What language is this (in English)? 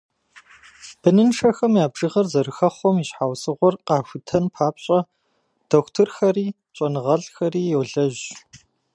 Kabardian